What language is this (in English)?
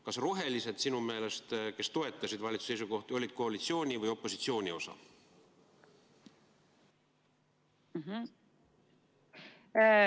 Estonian